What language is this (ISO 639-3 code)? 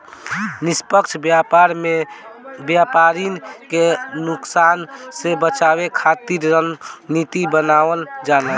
bho